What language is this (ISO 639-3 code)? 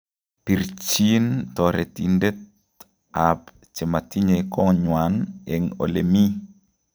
kln